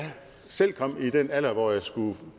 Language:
Danish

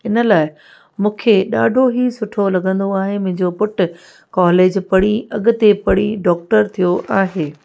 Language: Sindhi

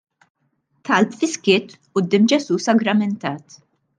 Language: Maltese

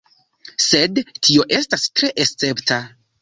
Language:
Esperanto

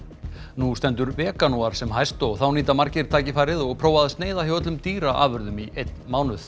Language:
Icelandic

